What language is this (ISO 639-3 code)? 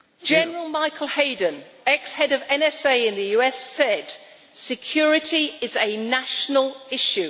eng